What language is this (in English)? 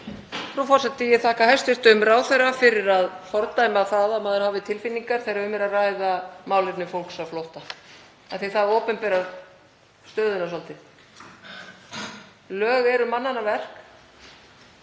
Icelandic